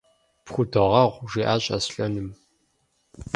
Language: Kabardian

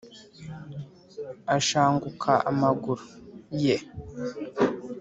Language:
Kinyarwanda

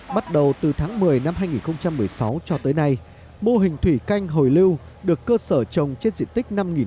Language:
Vietnamese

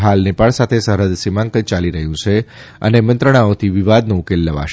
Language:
Gujarati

